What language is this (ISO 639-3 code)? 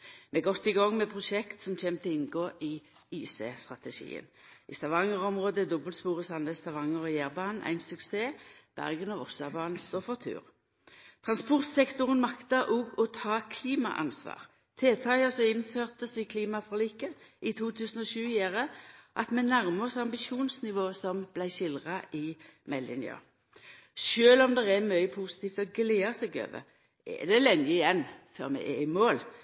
nno